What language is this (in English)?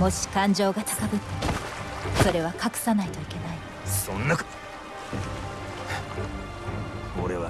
Japanese